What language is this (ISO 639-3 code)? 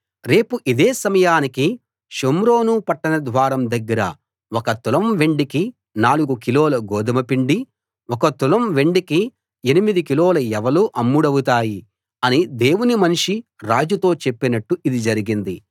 tel